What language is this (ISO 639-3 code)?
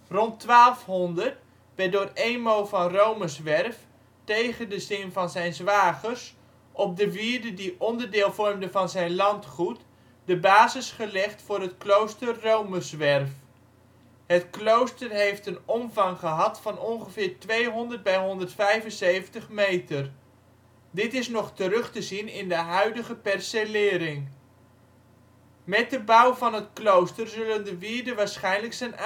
nld